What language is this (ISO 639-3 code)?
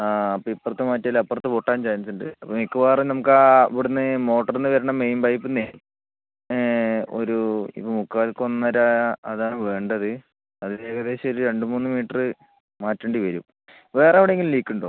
mal